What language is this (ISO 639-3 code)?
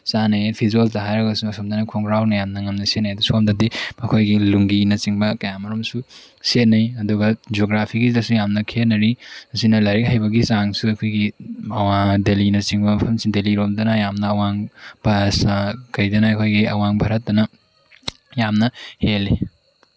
mni